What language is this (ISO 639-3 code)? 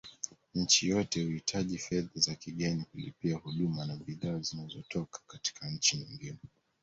swa